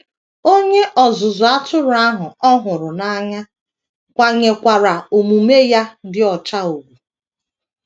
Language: Igbo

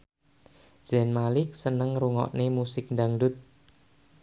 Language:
Javanese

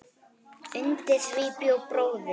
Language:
Icelandic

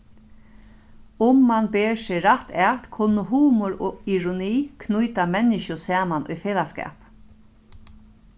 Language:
Faroese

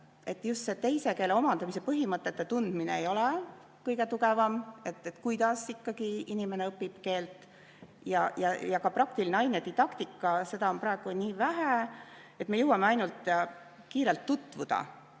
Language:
Estonian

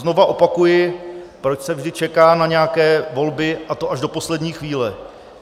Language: Czech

